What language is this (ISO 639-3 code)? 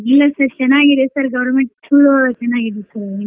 kan